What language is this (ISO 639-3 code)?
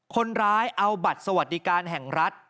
tha